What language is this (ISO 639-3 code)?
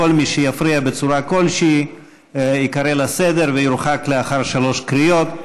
heb